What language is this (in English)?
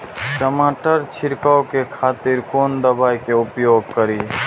Maithili